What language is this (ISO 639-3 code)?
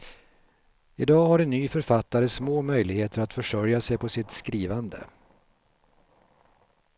swe